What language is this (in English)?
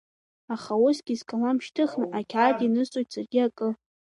Abkhazian